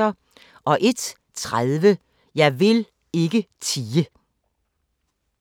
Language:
Danish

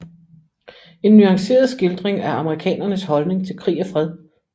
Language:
Danish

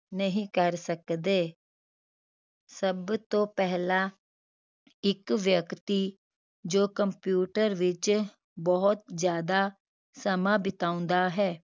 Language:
Punjabi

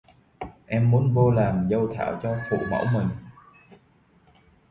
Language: Vietnamese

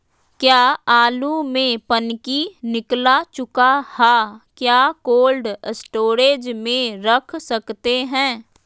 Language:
Magahi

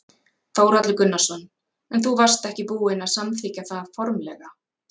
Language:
Icelandic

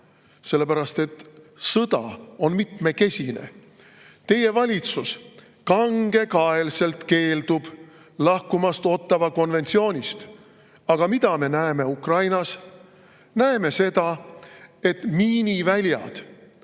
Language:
Estonian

